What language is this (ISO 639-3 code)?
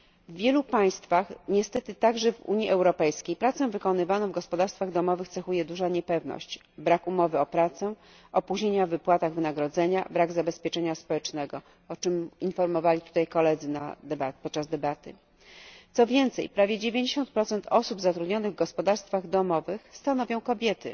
pol